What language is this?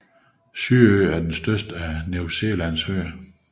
Danish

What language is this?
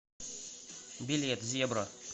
Russian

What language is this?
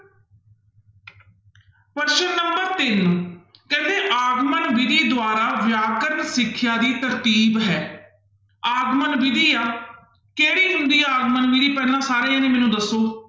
Punjabi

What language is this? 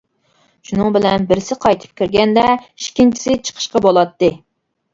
Uyghur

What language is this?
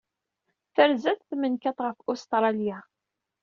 Kabyle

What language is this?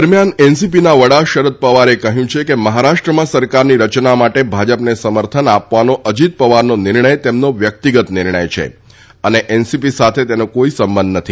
Gujarati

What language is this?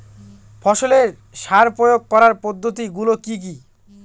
Bangla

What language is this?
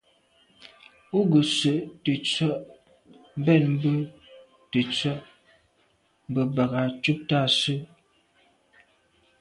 Medumba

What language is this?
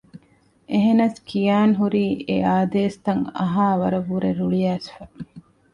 Divehi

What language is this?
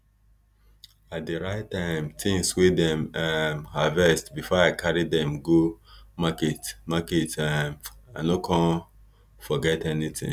Nigerian Pidgin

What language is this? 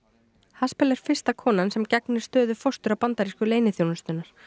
Icelandic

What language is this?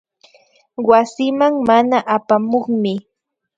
Imbabura Highland Quichua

